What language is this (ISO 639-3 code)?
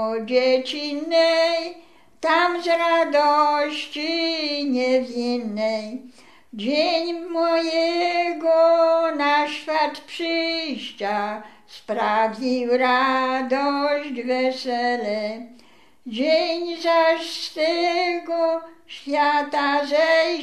pol